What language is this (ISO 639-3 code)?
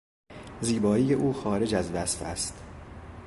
fas